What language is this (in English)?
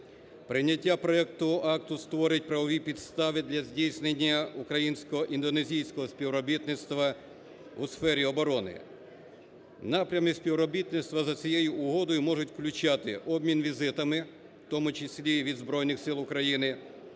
Ukrainian